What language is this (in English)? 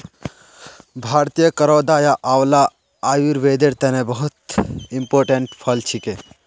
Magahi